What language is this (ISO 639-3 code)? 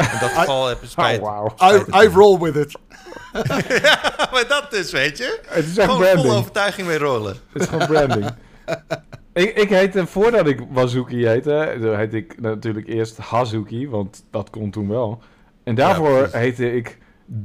nld